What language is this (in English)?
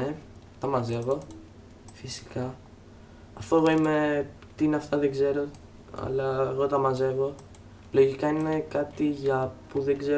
Greek